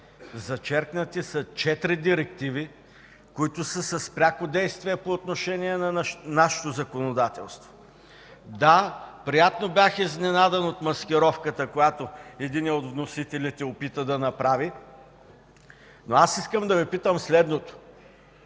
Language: Bulgarian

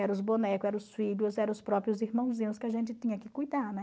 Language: Portuguese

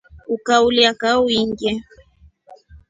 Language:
Rombo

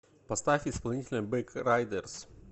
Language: Russian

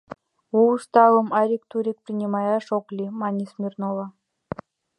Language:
Mari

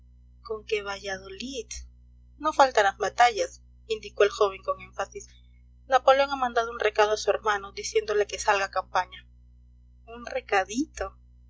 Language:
Spanish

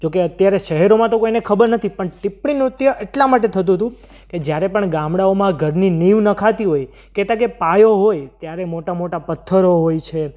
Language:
Gujarati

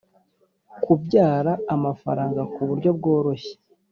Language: Kinyarwanda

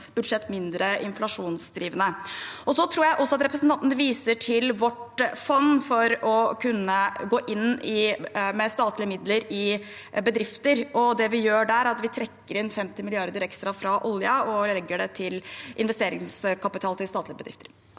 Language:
Norwegian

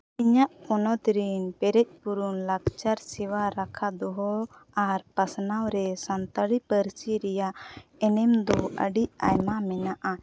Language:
Santali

